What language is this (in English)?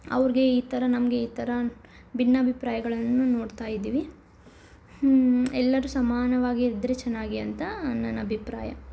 Kannada